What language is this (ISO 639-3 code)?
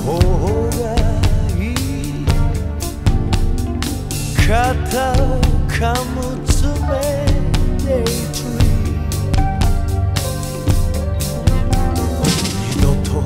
kor